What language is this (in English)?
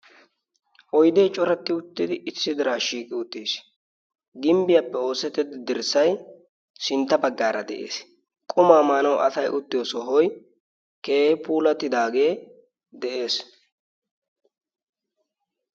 Wolaytta